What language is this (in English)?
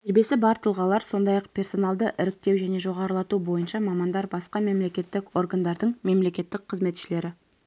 Kazakh